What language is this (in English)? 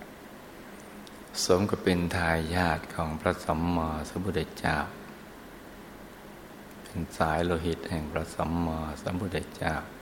Thai